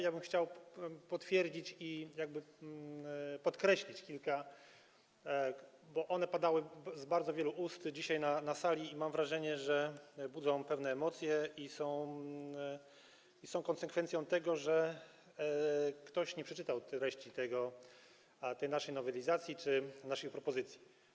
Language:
Polish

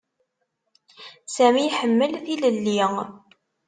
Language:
Kabyle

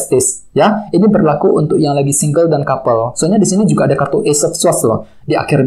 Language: Indonesian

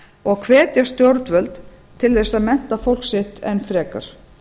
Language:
Icelandic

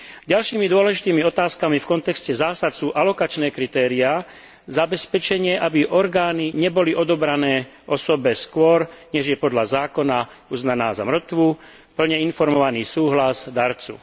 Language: Slovak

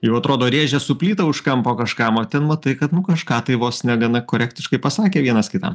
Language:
Lithuanian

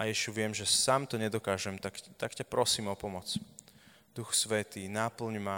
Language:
Slovak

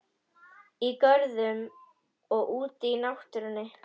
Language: Icelandic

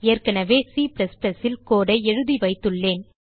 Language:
Tamil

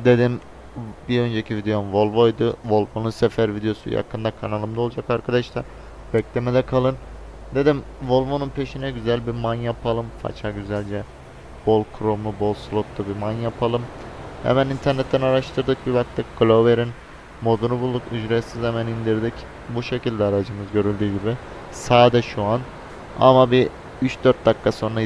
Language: Turkish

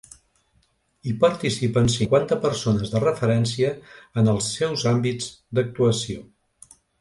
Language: Catalan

